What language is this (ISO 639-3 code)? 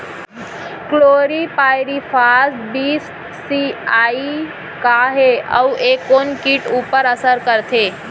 hne